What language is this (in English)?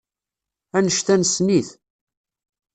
Kabyle